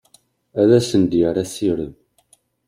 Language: Kabyle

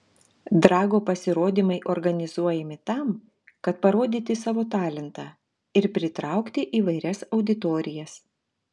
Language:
Lithuanian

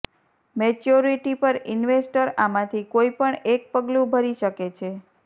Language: Gujarati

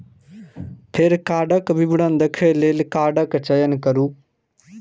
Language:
Maithili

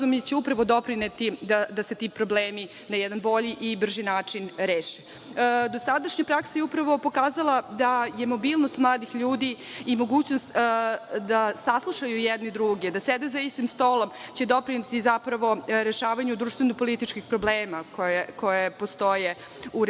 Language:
Serbian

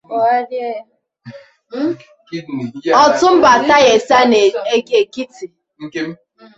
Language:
Igbo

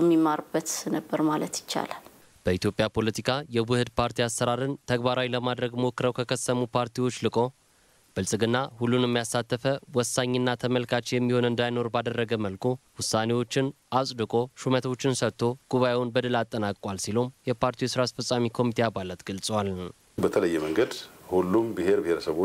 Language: Romanian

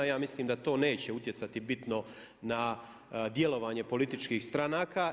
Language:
Croatian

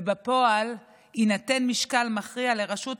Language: Hebrew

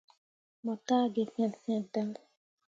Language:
Mundang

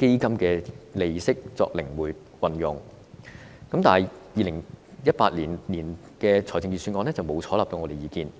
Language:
Cantonese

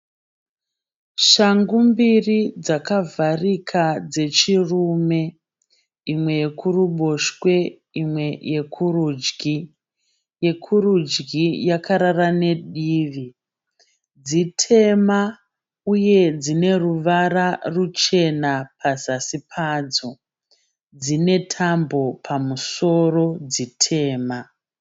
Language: Shona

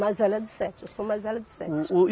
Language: Portuguese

